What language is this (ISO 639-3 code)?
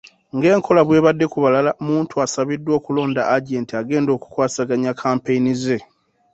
lug